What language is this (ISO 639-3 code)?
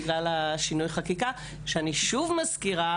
heb